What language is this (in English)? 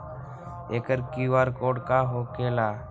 Magahi